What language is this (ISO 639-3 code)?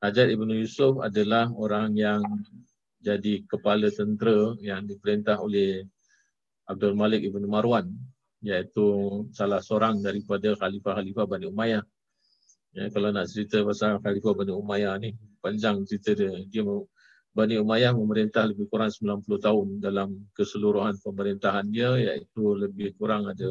msa